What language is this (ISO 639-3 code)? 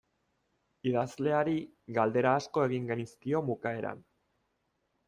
eus